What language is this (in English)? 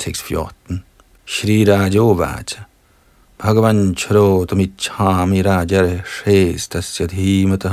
Danish